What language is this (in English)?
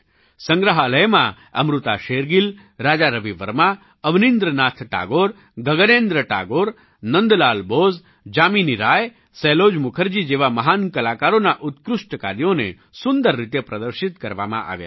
Gujarati